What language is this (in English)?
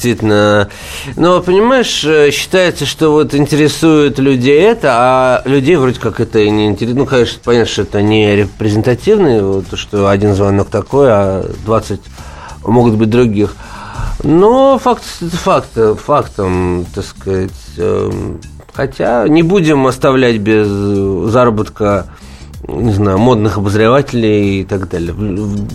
Russian